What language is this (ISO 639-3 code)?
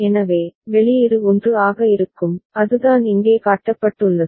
tam